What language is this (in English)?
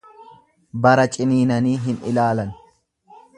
Oromo